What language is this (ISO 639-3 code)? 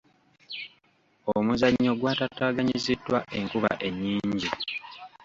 lug